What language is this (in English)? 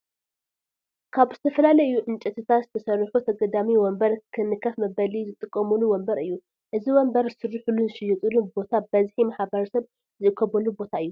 Tigrinya